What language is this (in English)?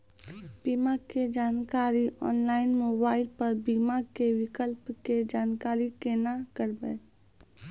Maithili